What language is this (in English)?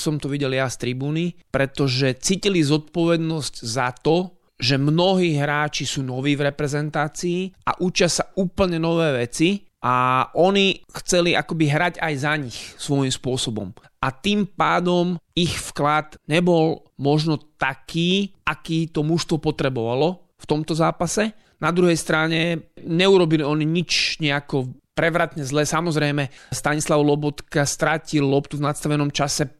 Slovak